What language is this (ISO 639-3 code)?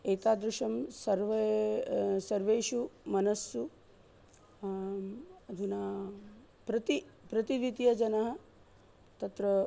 san